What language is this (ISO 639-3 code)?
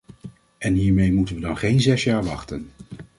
nld